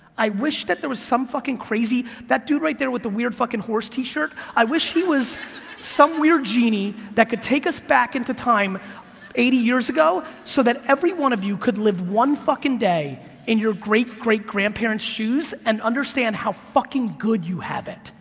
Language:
English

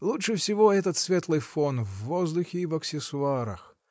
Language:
Russian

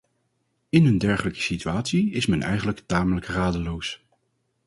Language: Dutch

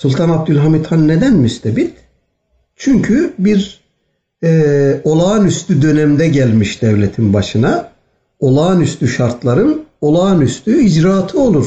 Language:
Turkish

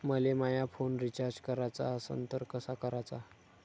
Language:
Marathi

